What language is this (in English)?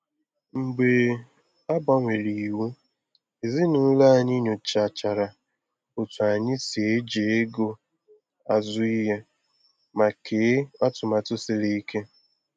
Igbo